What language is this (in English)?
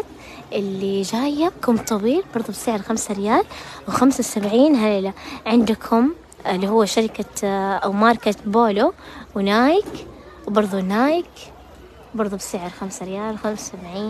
Arabic